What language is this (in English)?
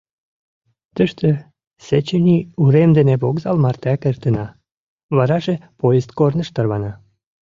Mari